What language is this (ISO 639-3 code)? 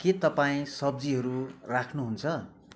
nep